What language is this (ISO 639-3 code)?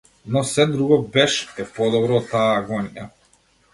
mkd